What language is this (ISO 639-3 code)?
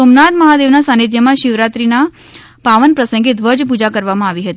guj